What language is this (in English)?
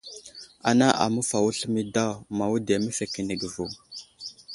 Wuzlam